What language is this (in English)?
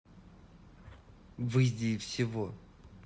Russian